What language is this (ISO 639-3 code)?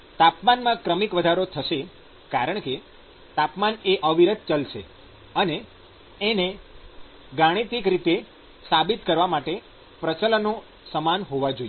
guj